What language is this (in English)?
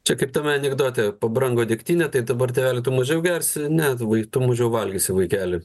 Lithuanian